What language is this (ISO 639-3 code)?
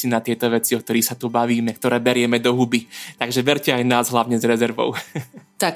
slk